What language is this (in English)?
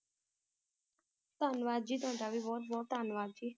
Punjabi